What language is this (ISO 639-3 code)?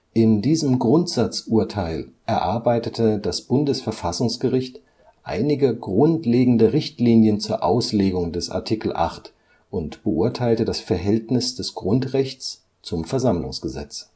deu